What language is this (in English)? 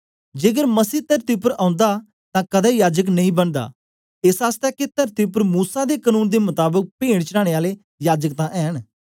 Dogri